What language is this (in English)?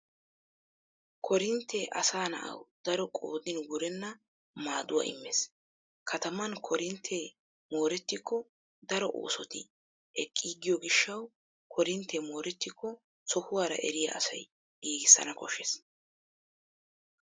Wolaytta